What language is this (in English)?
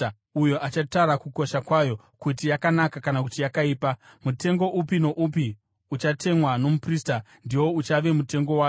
Shona